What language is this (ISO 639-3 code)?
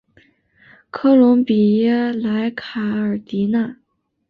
zho